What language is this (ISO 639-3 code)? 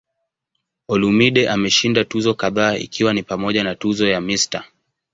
swa